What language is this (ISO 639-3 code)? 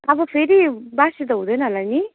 nep